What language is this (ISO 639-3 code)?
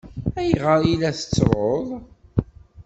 kab